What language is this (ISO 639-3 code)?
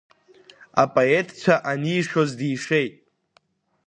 abk